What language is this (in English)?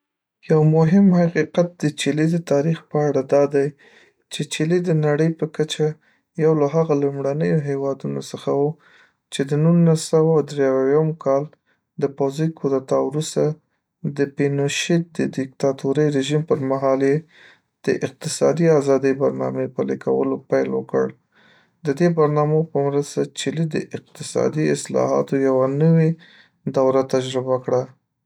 Pashto